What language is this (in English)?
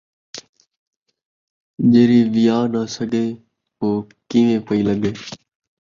Saraiki